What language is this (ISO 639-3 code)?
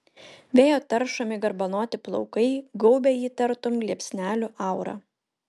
lit